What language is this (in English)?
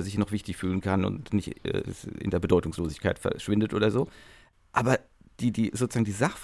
German